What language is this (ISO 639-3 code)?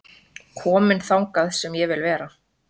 isl